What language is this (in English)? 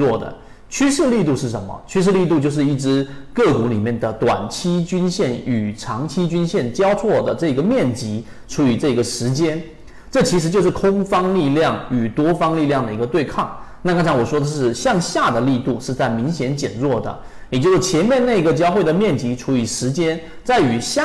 Chinese